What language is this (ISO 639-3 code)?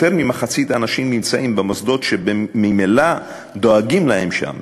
heb